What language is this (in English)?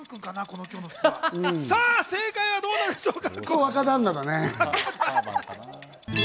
Japanese